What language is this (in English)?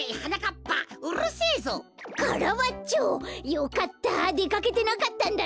Japanese